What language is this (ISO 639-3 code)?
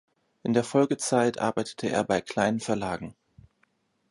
deu